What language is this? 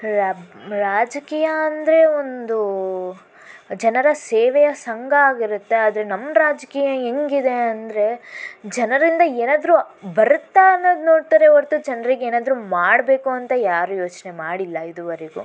Kannada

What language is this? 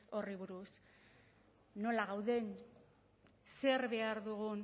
Basque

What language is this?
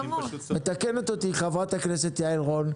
Hebrew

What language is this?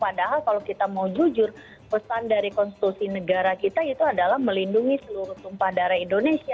Indonesian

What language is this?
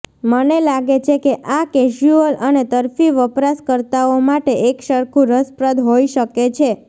Gujarati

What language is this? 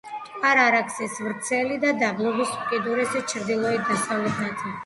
Georgian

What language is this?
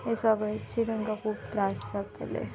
Konkani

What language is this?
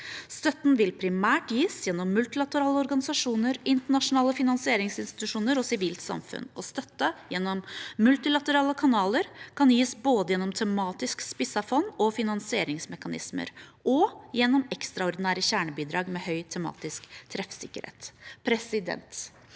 Norwegian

